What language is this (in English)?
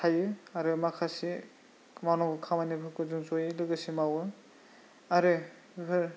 Bodo